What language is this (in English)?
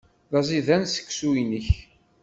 Kabyle